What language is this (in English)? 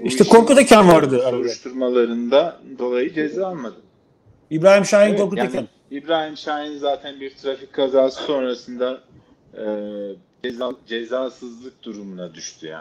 Turkish